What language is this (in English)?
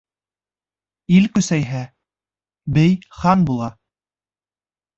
Bashkir